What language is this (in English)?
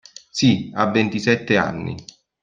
Italian